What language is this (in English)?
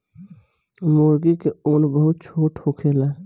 Bhojpuri